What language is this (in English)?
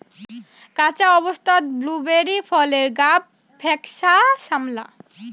Bangla